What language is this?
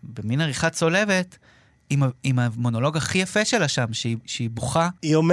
Hebrew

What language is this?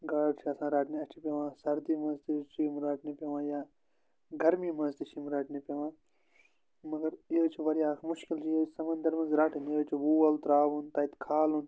Kashmiri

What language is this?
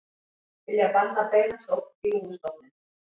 Icelandic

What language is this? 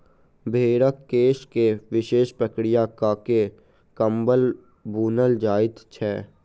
Maithili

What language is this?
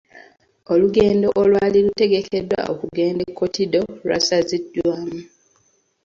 Ganda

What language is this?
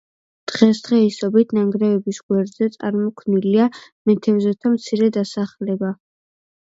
Georgian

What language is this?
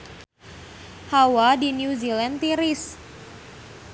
Sundanese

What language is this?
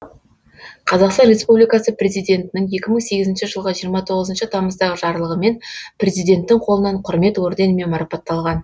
Kazakh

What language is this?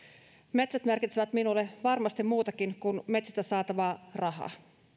Finnish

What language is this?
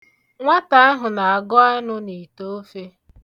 Igbo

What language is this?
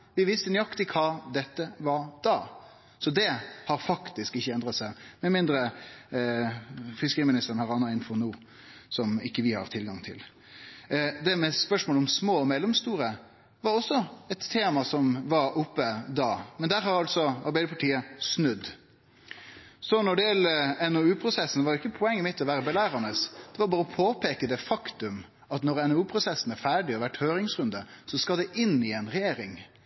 Norwegian Nynorsk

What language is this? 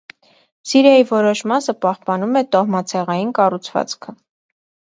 Armenian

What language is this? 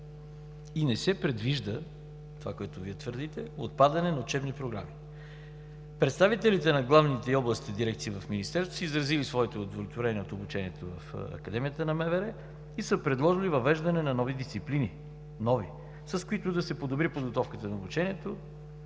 Bulgarian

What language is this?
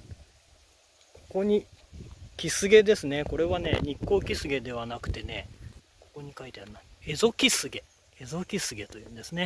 Japanese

